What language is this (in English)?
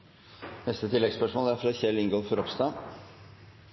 Norwegian Nynorsk